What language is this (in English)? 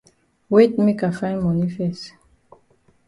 Cameroon Pidgin